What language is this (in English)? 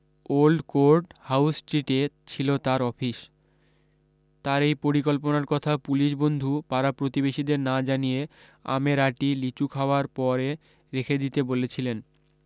Bangla